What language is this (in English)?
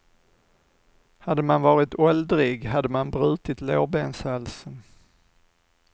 Swedish